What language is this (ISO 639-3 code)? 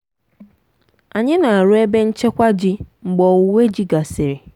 ibo